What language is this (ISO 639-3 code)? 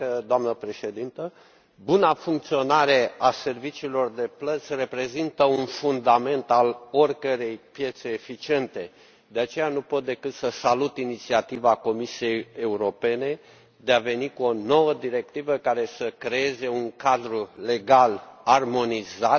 ron